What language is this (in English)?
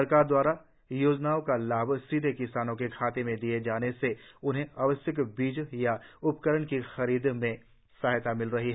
Hindi